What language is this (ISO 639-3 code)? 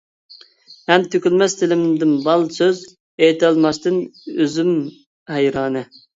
uig